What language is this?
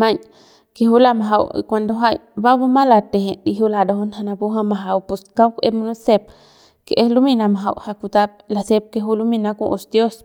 Central Pame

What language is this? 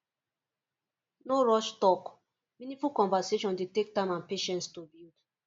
Nigerian Pidgin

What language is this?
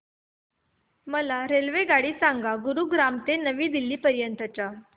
Marathi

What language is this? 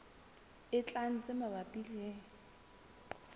Southern Sotho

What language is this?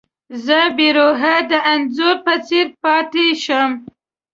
Pashto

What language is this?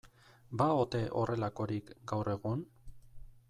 Basque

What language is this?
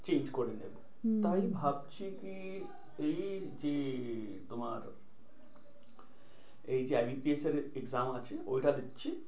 Bangla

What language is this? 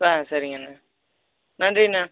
Tamil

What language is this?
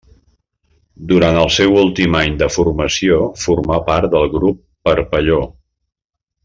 Catalan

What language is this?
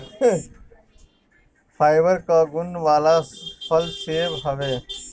Bhojpuri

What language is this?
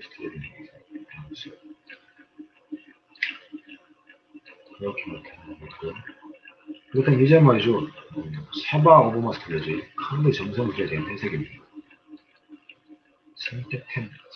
Korean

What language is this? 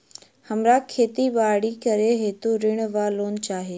Maithili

